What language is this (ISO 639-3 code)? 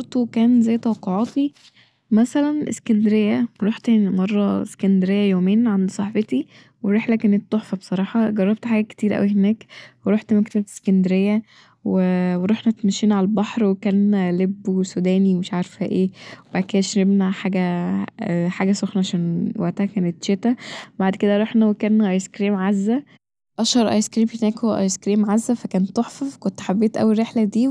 arz